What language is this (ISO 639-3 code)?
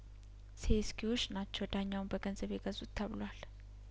amh